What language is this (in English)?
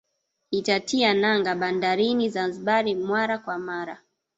Swahili